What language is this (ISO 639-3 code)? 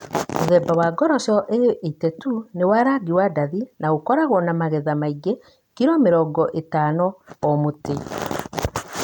kik